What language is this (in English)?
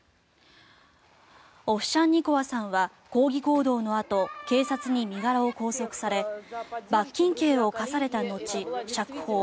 Japanese